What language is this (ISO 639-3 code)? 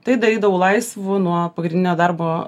lit